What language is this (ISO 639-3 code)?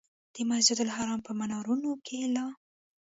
pus